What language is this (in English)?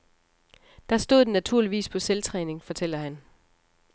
Danish